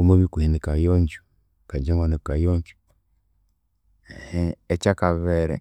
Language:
Konzo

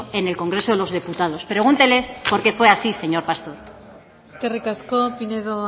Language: Spanish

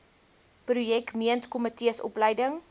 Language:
Afrikaans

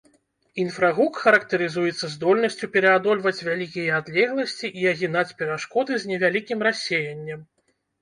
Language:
Belarusian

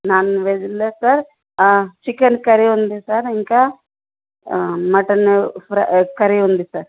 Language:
Telugu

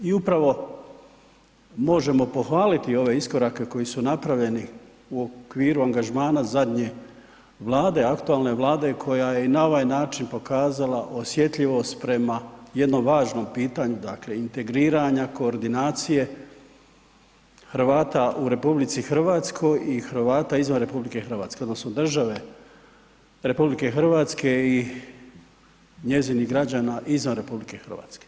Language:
Croatian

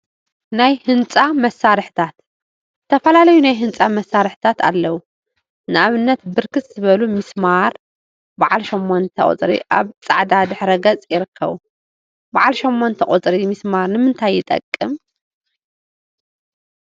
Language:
Tigrinya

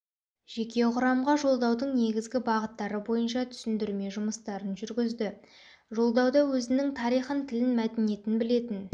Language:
Kazakh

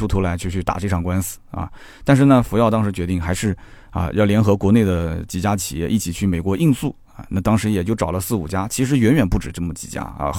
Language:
Chinese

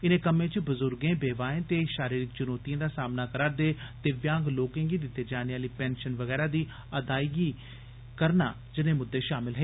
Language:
Dogri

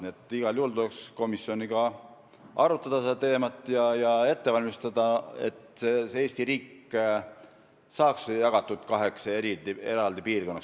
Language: Estonian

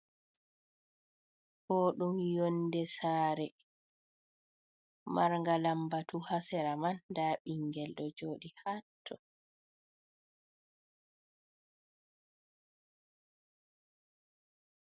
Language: Fula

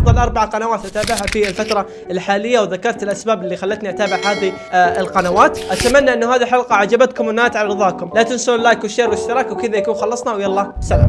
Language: Arabic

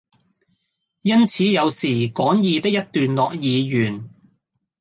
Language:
Cantonese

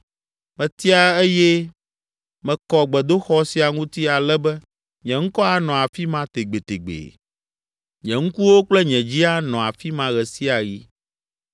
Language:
Ewe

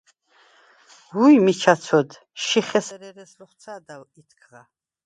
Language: Svan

